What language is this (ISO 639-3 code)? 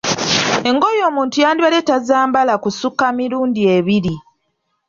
lug